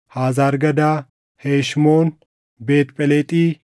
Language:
Oromo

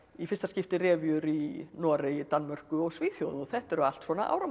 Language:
Icelandic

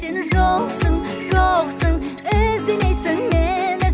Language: Kazakh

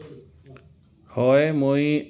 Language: Assamese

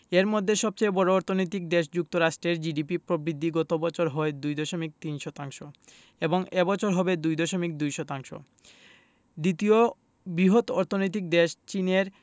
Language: Bangla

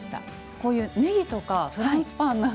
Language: Japanese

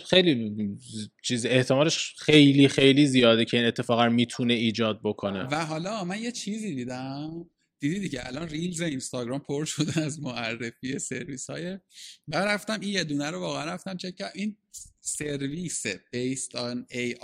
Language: Persian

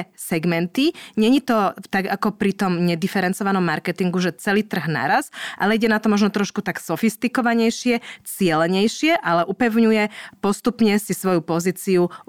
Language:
Slovak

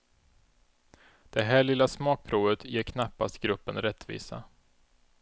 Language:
Swedish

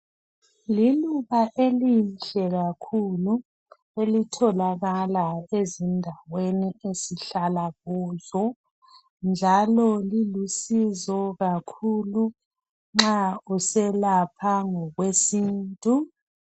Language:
North Ndebele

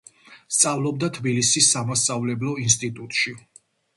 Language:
Georgian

